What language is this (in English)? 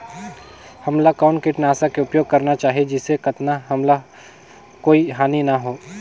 Chhattisgarhi